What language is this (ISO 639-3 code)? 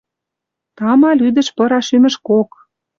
mrj